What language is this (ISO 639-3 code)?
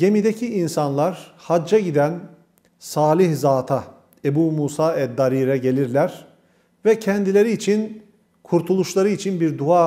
tur